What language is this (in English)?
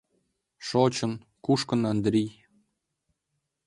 Mari